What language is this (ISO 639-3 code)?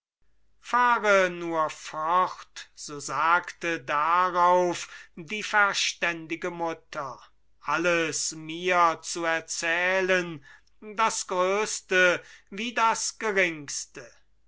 deu